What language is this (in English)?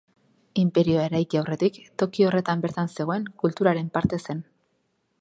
Basque